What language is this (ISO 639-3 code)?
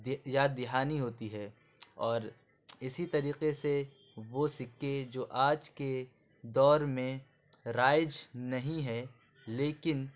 urd